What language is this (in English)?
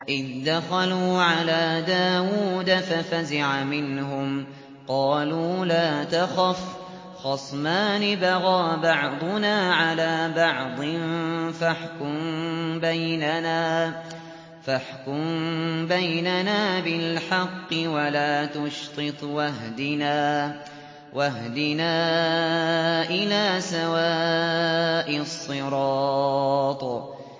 Arabic